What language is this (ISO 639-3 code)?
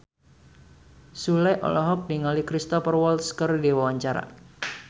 sun